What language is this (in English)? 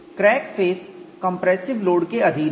Hindi